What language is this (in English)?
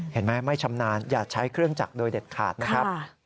Thai